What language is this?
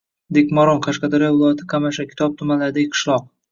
Uzbek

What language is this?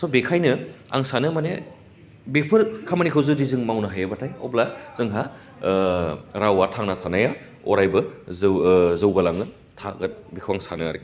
Bodo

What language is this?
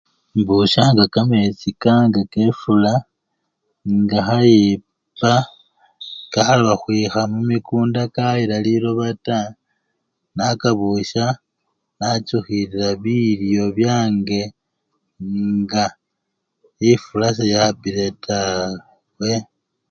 Luyia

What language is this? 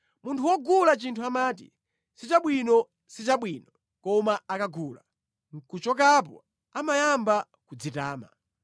Nyanja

